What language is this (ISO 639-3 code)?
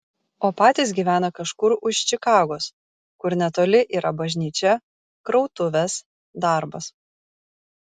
lit